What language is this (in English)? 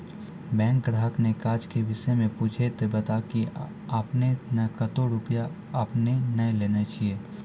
Maithili